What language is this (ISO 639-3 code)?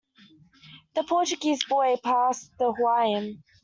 eng